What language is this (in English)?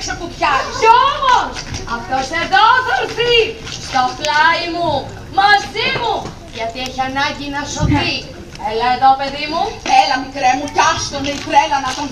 Greek